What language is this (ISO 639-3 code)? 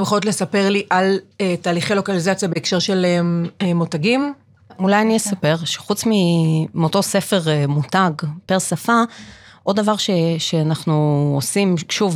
heb